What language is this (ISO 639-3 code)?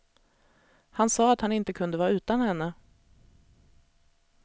swe